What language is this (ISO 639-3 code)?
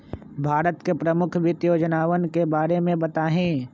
mag